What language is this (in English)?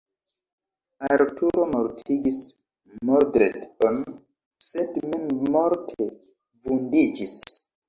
Esperanto